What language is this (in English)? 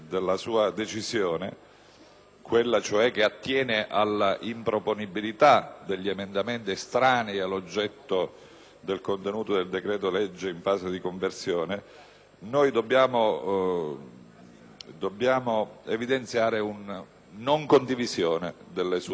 Italian